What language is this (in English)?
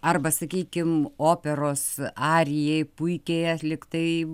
Lithuanian